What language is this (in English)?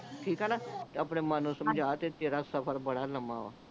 Punjabi